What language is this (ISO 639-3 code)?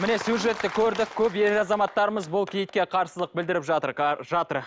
kaz